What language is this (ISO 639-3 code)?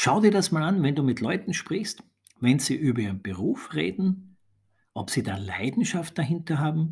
deu